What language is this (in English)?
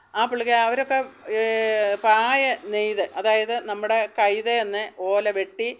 Malayalam